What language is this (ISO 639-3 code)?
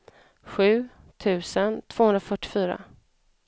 swe